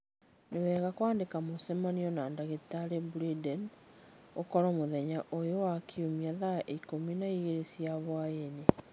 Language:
Kikuyu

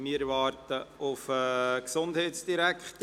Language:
Swiss German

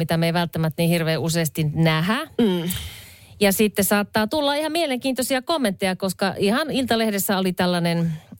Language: Finnish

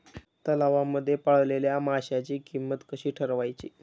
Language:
Marathi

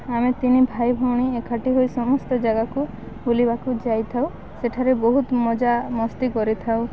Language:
Odia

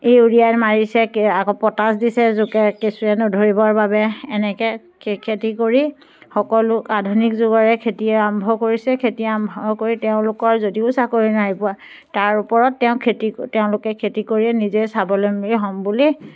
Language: Assamese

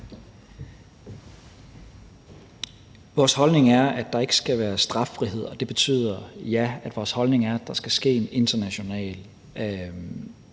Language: Danish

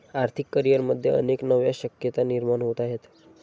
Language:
Marathi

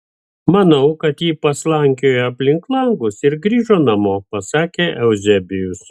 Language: Lithuanian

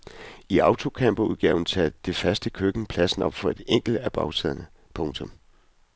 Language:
Danish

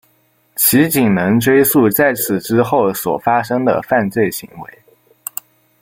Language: Chinese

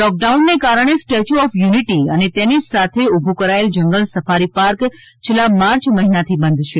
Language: Gujarati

